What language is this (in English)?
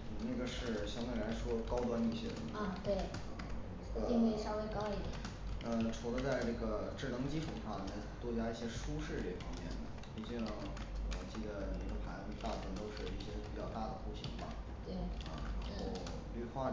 Chinese